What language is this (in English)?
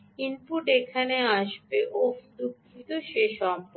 Bangla